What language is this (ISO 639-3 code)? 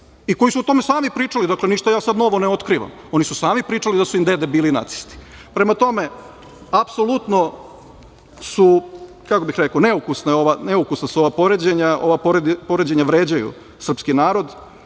srp